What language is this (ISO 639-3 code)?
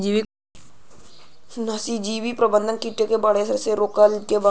bho